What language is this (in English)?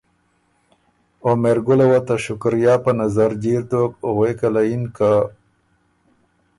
Ormuri